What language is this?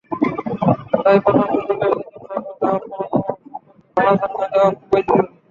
Bangla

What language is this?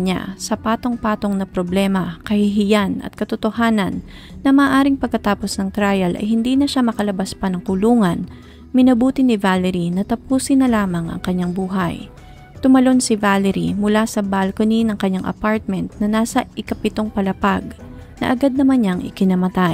Filipino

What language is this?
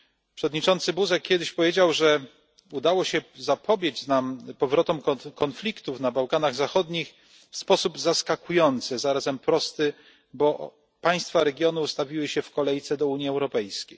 Polish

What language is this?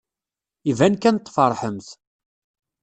Kabyle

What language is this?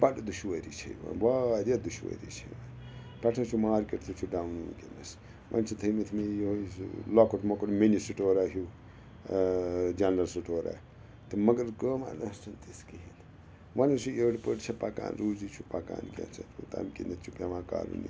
Kashmiri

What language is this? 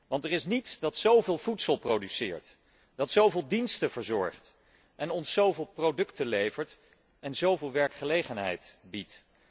Dutch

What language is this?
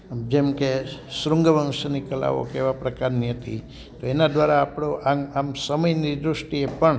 Gujarati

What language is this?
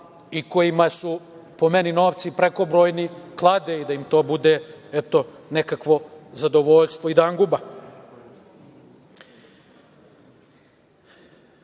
Serbian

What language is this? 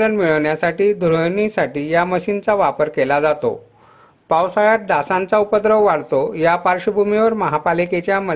Marathi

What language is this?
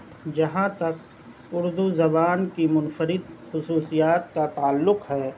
Urdu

